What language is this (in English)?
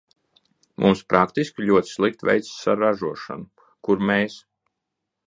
Latvian